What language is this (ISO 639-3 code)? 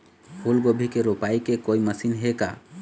hne